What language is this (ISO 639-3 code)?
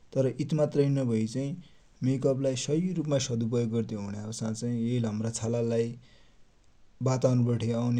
dty